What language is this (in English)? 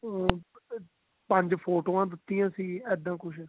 Punjabi